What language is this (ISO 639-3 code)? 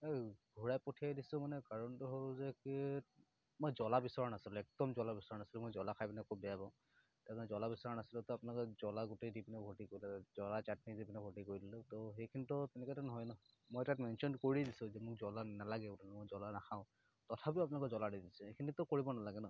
asm